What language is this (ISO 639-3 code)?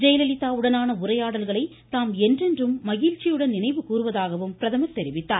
tam